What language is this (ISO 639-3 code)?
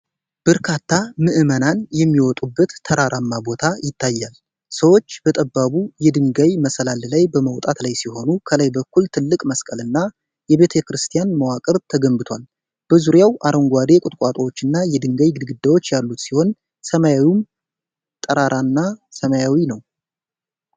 amh